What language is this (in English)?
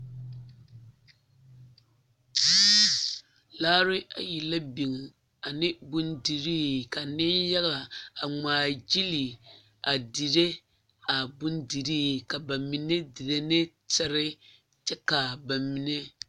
Southern Dagaare